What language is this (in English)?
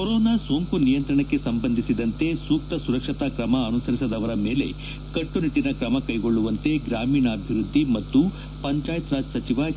Kannada